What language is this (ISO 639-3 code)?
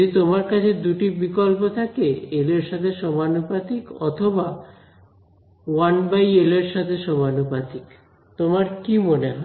ben